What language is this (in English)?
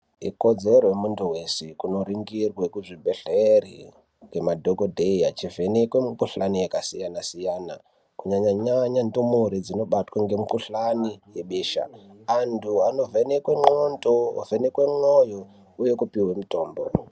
Ndau